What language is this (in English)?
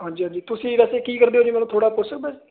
Punjabi